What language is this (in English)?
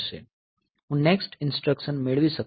Gujarati